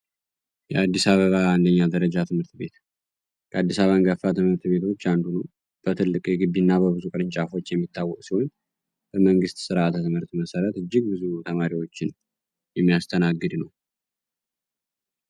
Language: Amharic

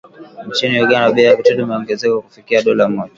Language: Swahili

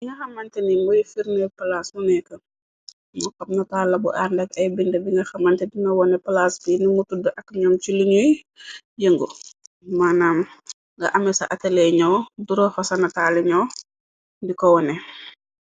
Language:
Wolof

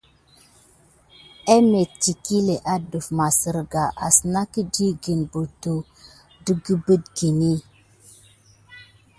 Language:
Gidar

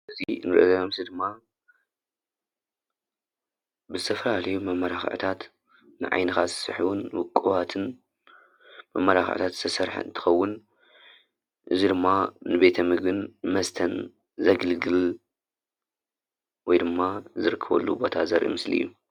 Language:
Tigrinya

